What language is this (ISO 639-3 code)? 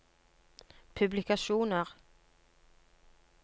nor